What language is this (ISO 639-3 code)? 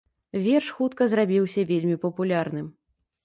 bel